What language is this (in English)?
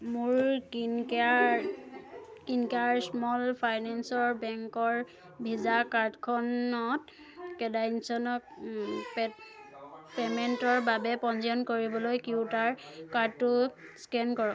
Assamese